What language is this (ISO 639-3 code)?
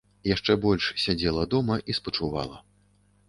bel